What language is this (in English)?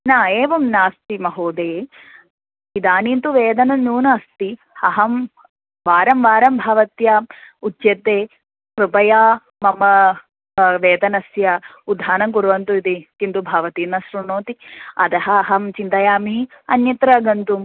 Sanskrit